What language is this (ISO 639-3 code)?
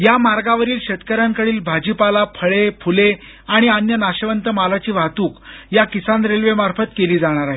mar